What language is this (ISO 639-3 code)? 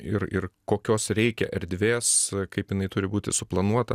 lit